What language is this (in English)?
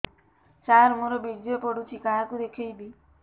Odia